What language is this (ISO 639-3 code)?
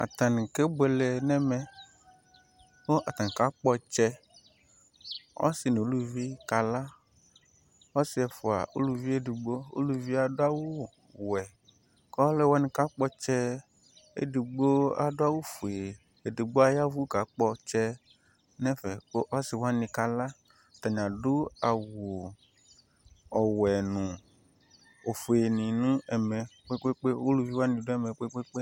kpo